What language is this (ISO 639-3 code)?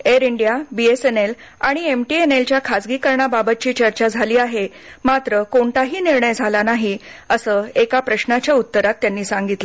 mar